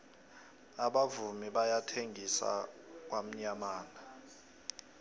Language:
South Ndebele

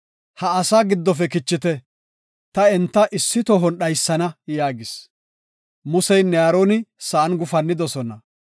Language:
Gofa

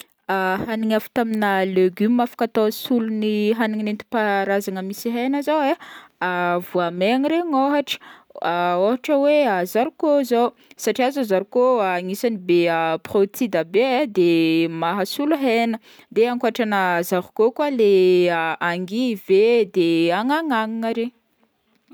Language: Northern Betsimisaraka Malagasy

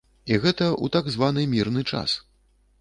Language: Belarusian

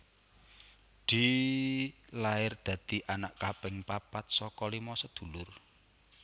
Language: Javanese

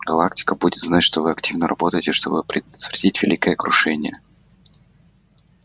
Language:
Russian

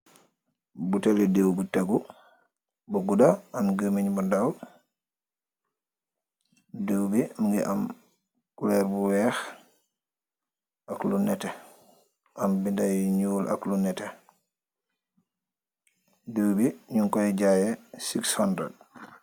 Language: Wolof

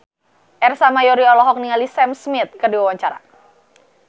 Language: Sundanese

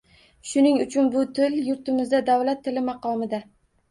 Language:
Uzbek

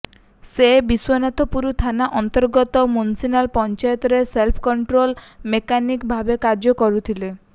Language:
Odia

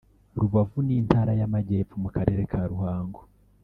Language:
Kinyarwanda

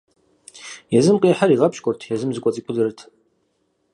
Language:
Kabardian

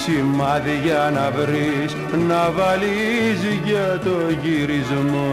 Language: Greek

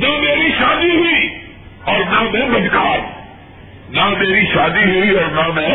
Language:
Urdu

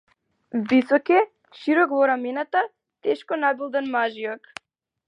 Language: Macedonian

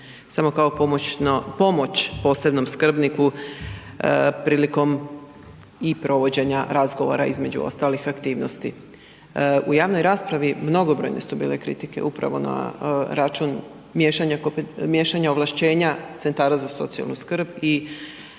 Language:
Croatian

